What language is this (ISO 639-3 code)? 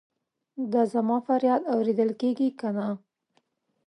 pus